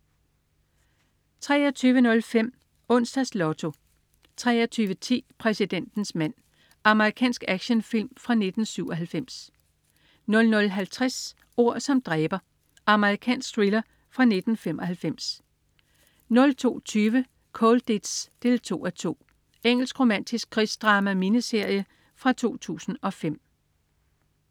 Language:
Danish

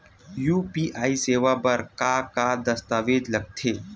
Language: Chhattisgarhi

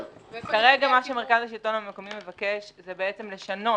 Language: Hebrew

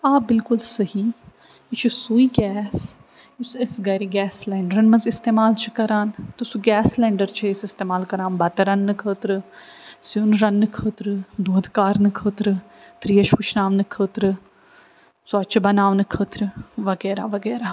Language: Kashmiri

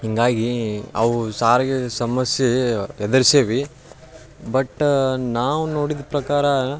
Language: Kannada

